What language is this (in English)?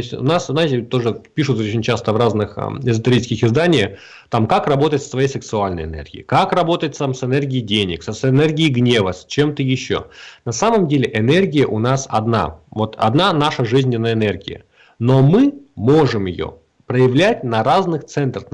Russian